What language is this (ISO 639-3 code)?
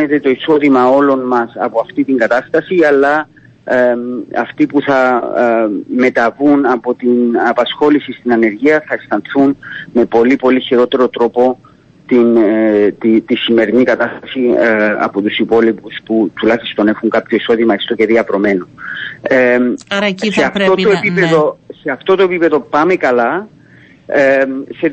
ell